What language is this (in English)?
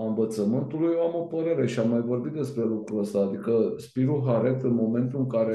Romanian